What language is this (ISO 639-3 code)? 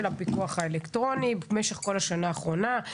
heb